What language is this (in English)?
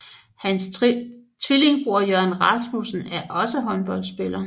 Danish